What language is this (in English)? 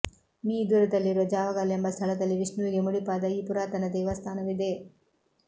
Kannada